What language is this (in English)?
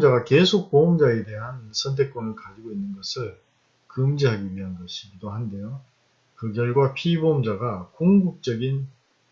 Korean